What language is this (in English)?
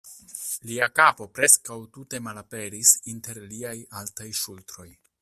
Esperanto